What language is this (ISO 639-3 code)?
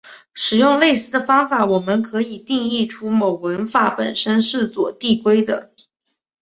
zho